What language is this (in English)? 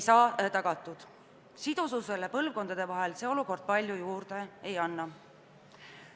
Estonian